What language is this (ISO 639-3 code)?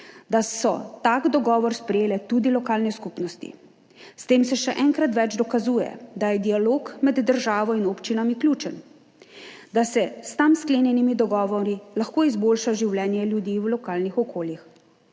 slv